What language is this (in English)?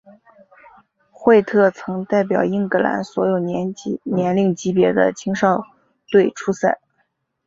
Chinese